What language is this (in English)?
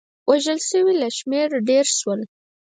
Pashto